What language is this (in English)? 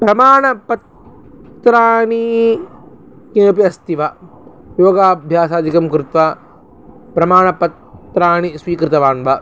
Sanskrit